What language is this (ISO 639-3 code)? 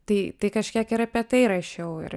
lit